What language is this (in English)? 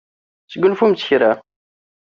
Kabyle